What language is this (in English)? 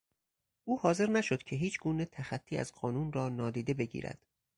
Persian